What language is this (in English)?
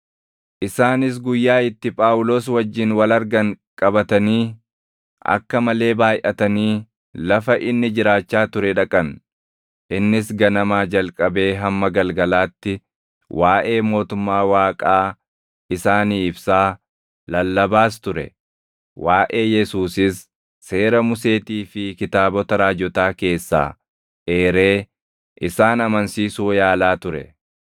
Oromo